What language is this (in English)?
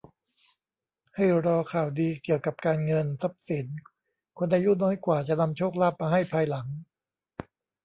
Thai